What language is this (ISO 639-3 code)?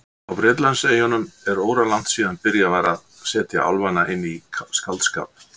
isl